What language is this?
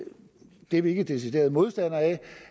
Danish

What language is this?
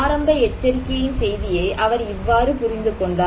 Tamil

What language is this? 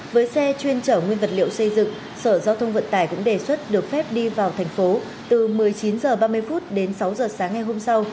Vietnamese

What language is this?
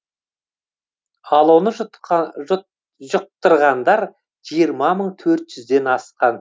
Kazakh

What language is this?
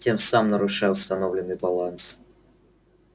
Russian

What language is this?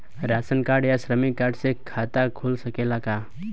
Bhojpuri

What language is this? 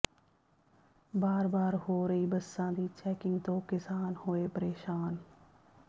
Punjabi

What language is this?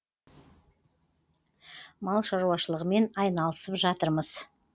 Kazakh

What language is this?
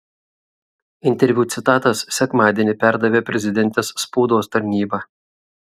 Lithuanian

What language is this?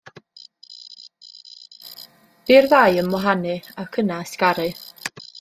Welsh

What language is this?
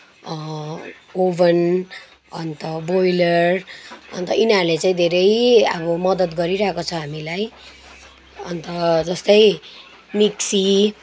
Nepali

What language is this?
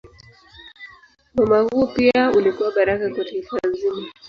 Swahili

